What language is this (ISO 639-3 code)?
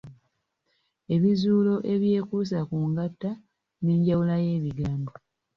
lug